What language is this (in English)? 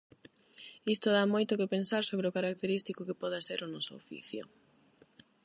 Galician